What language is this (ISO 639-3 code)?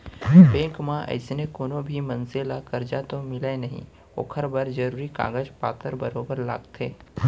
hne